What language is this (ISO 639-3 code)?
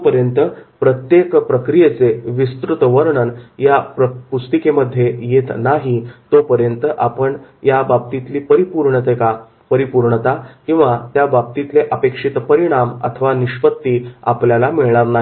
mar